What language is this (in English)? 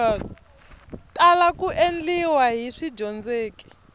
Tsonga